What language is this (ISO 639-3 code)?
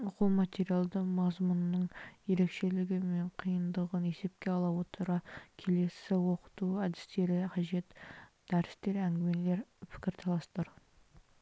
kaz